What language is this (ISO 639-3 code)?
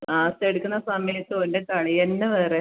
mal